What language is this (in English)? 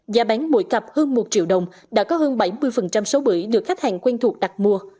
Vietnamese